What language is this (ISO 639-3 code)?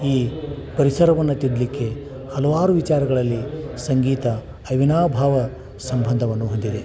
kan